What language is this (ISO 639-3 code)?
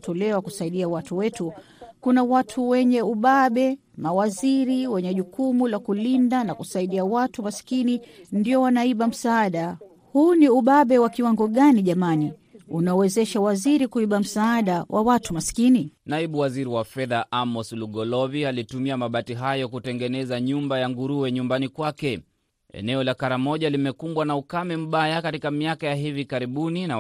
swa